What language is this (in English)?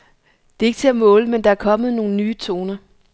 Danish